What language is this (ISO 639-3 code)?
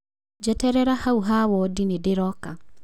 kik